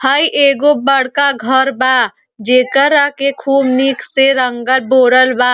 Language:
Bhojpuri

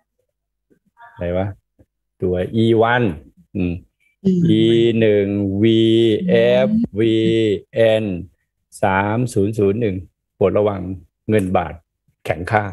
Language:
Thai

